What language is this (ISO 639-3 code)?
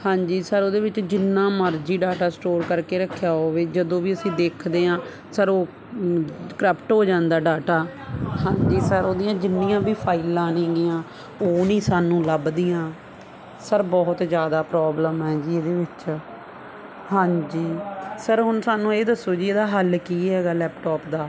pan